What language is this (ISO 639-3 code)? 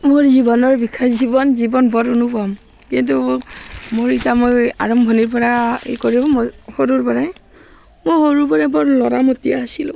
asm